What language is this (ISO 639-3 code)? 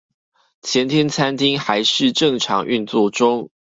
zho